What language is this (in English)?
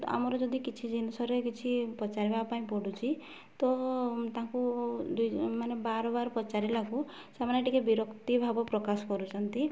Odia